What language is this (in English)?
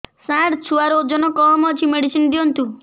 Odia